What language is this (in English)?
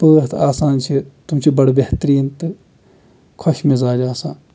Kashmiri